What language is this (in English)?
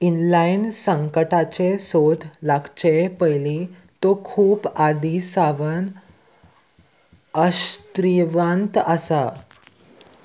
Konkani